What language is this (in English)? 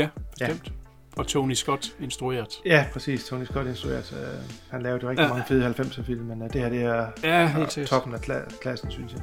Danish